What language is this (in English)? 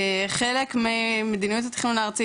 Hebrew